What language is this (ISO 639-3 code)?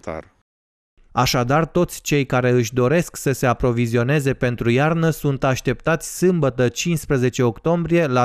ron